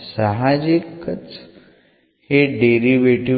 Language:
Marathi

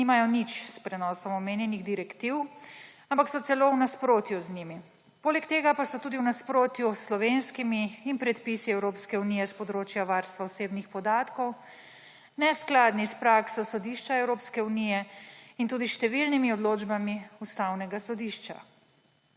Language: Slovenian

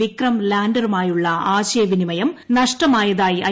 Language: Malayalam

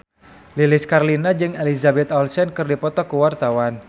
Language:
Sundanese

